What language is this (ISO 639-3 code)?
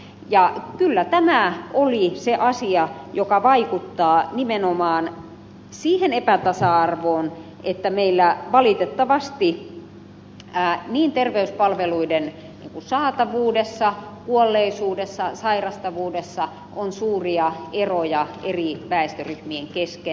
fin